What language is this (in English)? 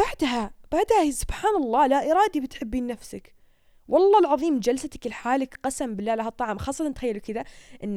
Arabic